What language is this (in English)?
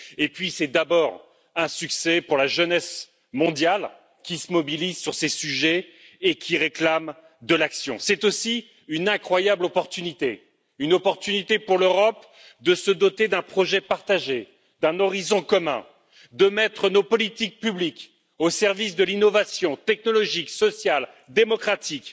French